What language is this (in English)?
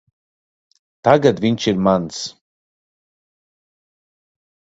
Latvian